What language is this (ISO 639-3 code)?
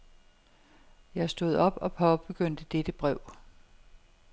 dan